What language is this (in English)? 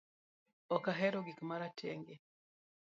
Luo (Kenya and Tanzania)